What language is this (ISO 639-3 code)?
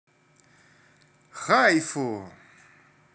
rus